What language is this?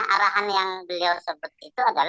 Indonesian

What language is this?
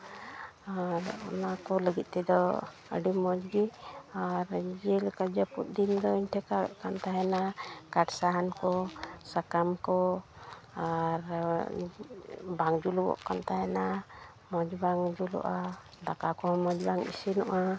Santali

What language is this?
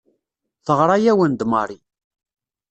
Kabyle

